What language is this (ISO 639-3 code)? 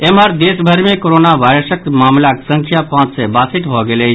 mai